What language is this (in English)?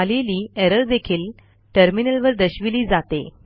Marathi